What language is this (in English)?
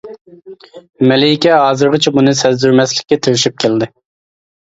Uyghur